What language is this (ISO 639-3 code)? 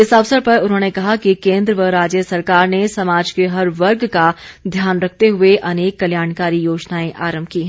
hin